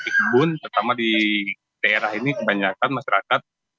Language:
Indonesian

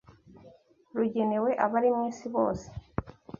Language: Kinyarwanda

